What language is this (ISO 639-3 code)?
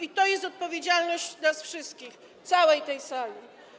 pol